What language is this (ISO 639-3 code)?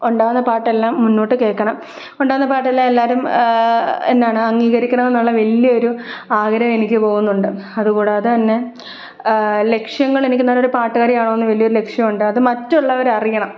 mal